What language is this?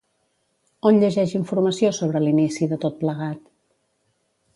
Catalan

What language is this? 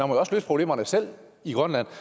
Danish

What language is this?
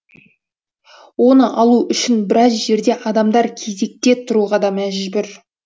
Kazakh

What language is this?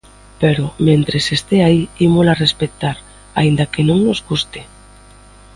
Galician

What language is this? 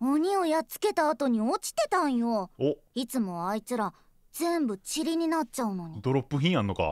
Japanese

